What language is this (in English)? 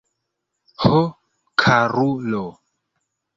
Esperanto